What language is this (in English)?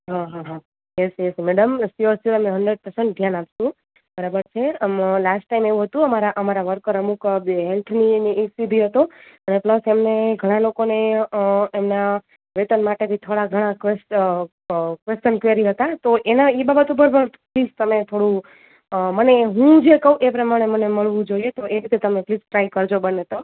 Gujarati